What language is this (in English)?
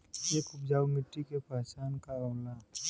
Bhojpuri